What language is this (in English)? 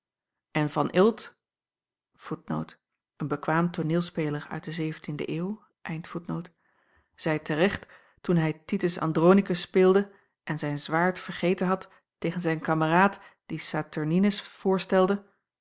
Dutch